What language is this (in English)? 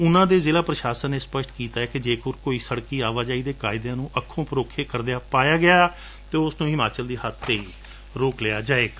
Punjabi